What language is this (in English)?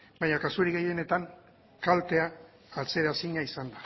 Basque